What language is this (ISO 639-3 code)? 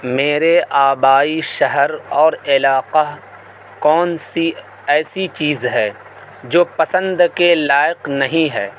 urd